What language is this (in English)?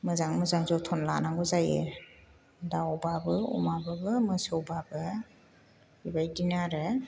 Bodo